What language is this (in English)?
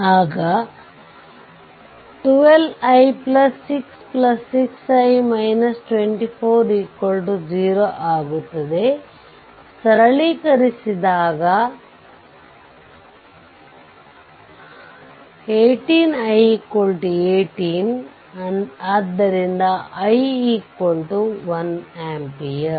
Kannada